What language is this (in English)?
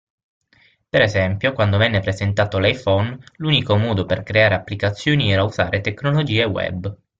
Italian